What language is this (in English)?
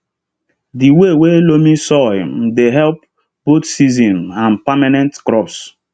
Nigerian Pidgin